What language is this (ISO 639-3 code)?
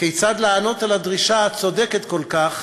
heb